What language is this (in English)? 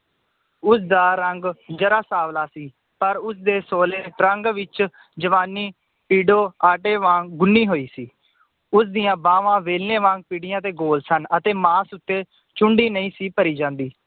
Punjabi